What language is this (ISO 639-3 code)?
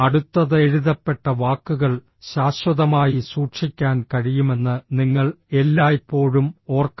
mal